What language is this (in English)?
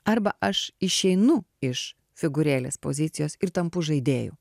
Lithuanian